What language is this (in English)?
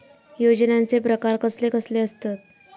Marathi